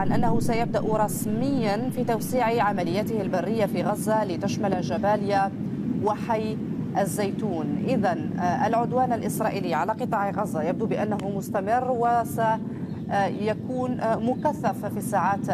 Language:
Arabic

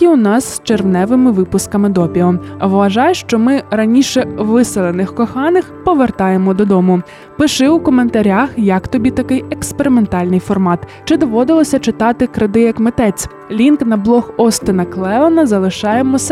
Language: Ukrainian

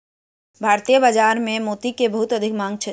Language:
Maithili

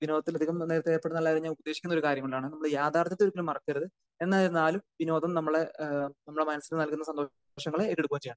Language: Malayalam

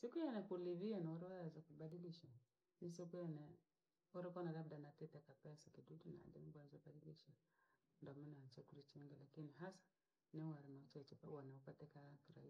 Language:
Langi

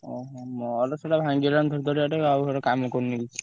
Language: Odia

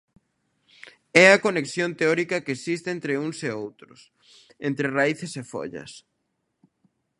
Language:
Galician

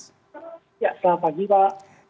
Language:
Indonesian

